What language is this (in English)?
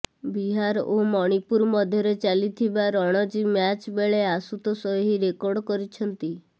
Odia